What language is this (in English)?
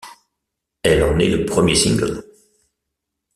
French